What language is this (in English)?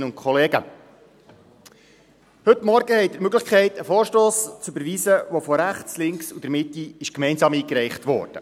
Swiss German